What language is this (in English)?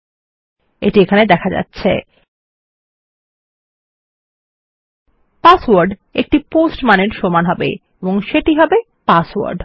Bangla